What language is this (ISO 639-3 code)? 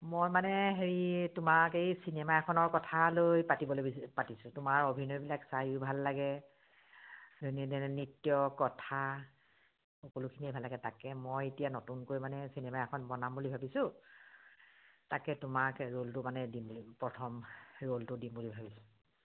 asm